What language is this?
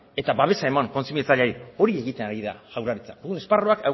Basque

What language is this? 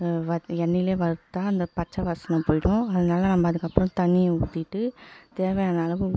Tamil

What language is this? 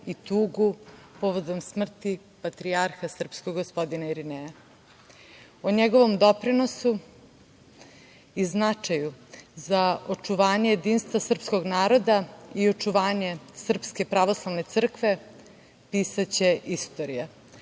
Serbian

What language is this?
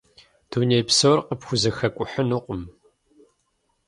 Kabardian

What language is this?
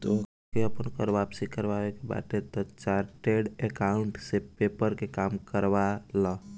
Bhojpuri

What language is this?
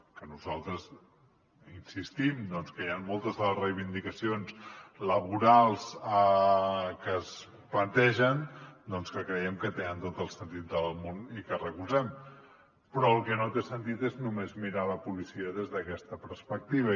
Catalan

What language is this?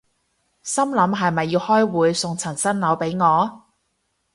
Cantonese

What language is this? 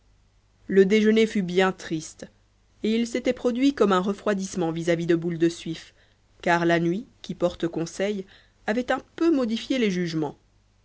French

